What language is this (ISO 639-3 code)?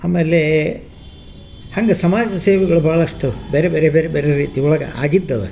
kan